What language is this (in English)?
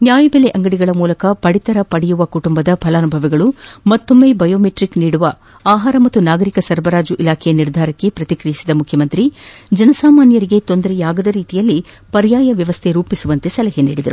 Kannada